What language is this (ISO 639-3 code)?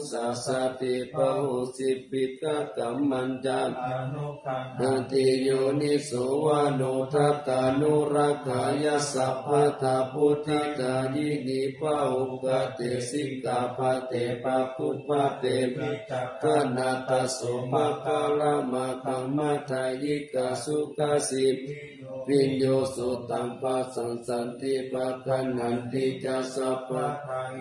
tha